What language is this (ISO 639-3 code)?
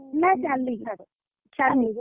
ori